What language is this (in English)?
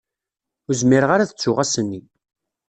Kabyle